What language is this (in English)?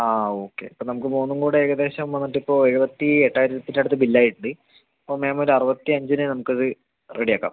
Malayalam